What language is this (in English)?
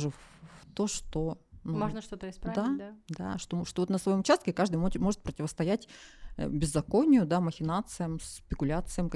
Russian